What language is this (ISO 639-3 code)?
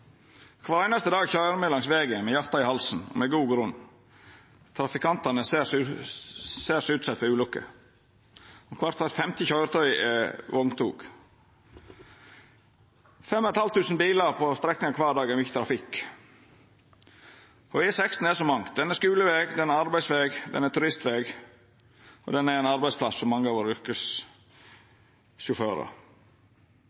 nno